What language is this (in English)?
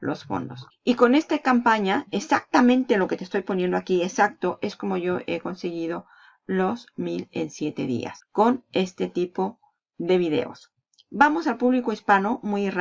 Spanish